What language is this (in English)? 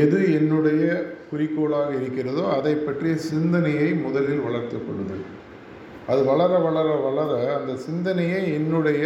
Tamil